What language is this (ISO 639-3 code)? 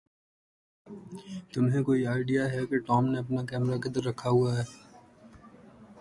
urd